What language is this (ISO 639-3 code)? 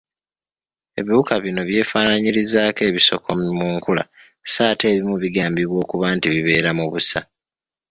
lug